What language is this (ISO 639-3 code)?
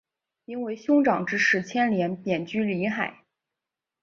zho